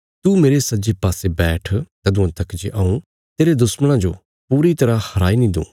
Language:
Bilaspuri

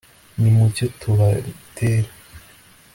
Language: Kinyarwanda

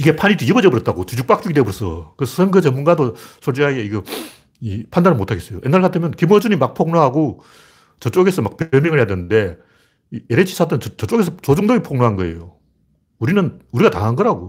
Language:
Korean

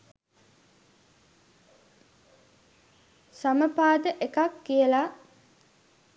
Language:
Sinhala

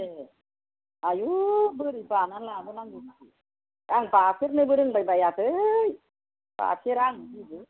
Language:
Bodo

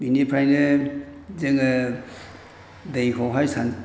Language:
Bodo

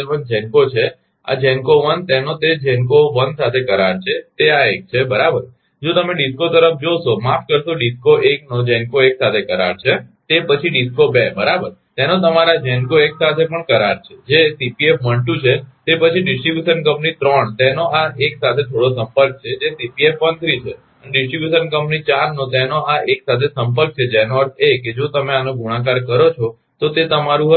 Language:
Gujarati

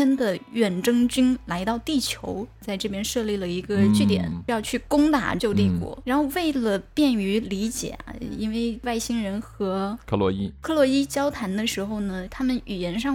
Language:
Chinese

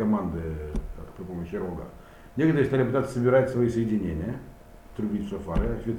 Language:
Russian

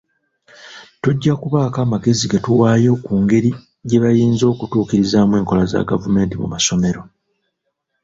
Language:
Ganda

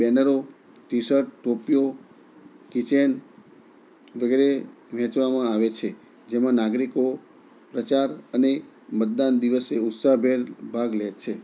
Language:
Gujarati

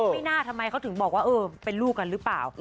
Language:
Thai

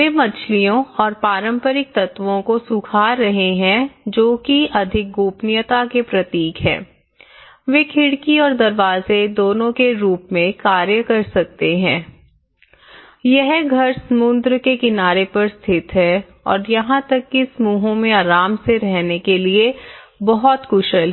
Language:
Hindi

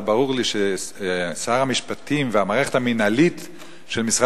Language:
Hebrew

